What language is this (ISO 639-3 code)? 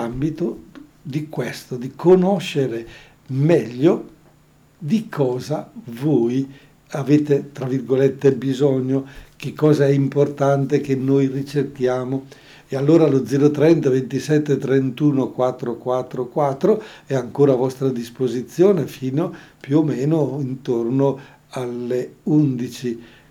ita